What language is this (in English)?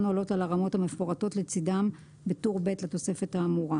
Hebrew